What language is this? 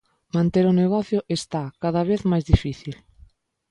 Galician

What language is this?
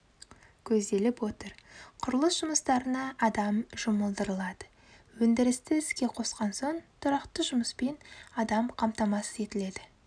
Kazakh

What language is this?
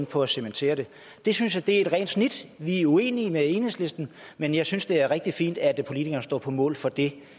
Danish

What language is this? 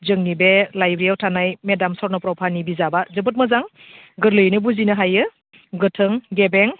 Bodo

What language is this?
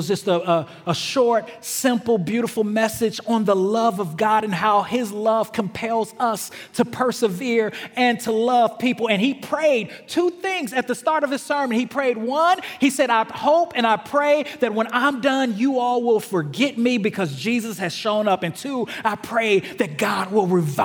English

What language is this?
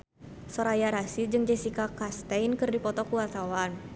Sundanese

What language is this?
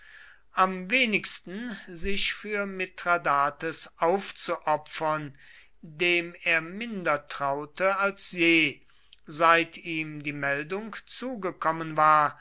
German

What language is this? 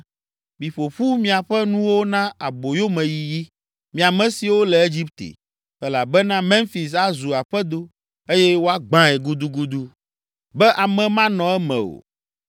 Ewe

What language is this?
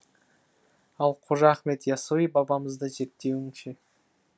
Kazakh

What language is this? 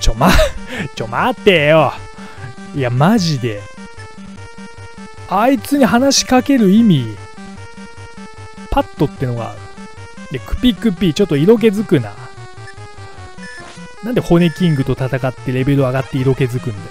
Japanese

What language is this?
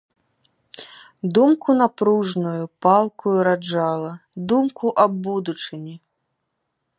Belarusian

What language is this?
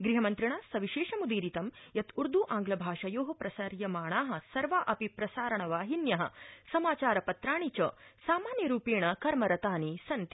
Sanskrit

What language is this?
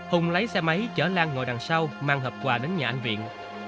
Vietnamese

